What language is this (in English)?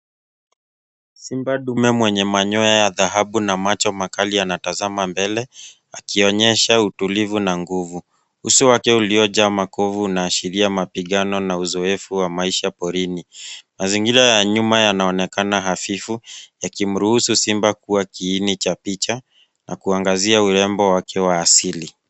Swahili